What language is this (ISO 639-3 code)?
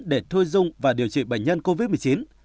vie